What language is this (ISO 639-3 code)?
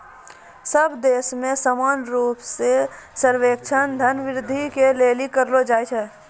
mai